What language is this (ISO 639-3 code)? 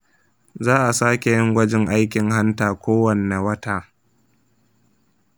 hau